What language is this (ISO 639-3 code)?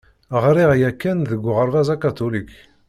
kab